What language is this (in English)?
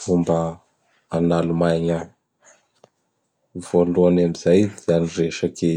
Bara Malagasy